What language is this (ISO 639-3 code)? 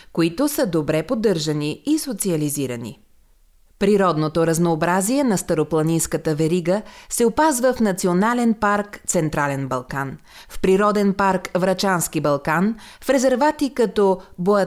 bul